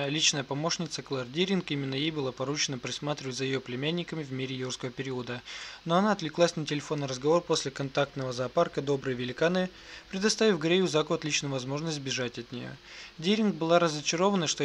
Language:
Russian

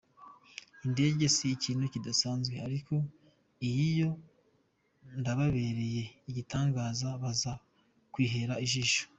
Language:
Kinyarwanda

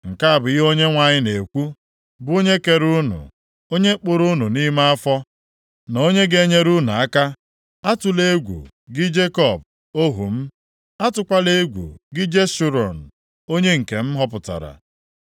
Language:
Igbo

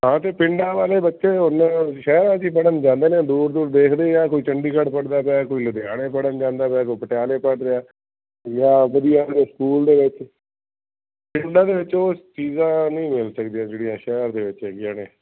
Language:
Punjabi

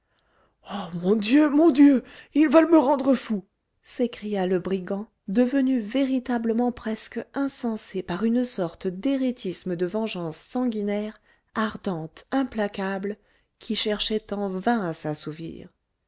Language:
French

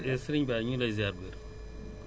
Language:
Wolof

